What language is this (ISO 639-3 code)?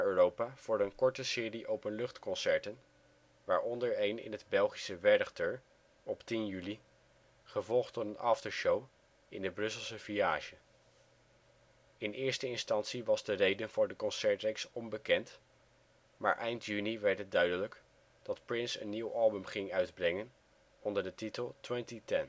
nld